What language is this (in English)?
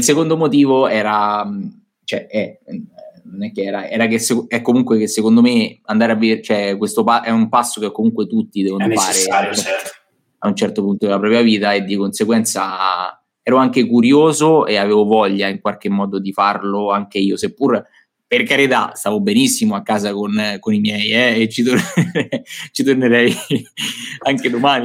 Italian